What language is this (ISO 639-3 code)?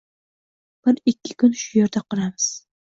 uzb